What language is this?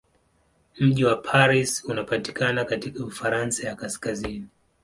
Swahili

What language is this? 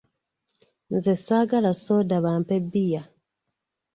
Ganda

